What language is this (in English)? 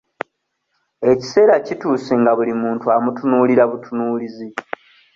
Ganda